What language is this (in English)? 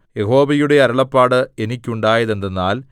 Malayalam